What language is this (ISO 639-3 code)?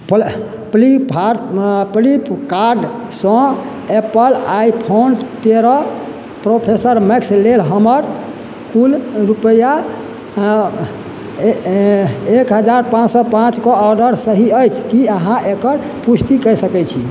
mai